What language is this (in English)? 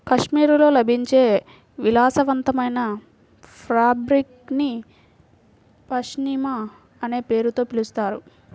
Telugu